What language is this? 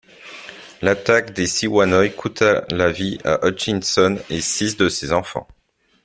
French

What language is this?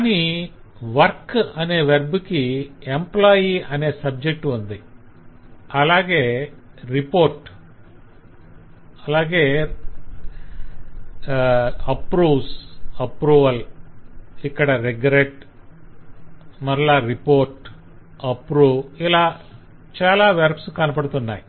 Telugu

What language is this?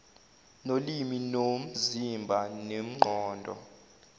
Zulu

